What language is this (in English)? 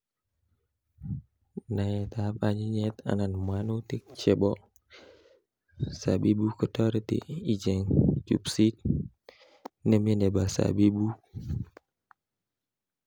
Kalenjin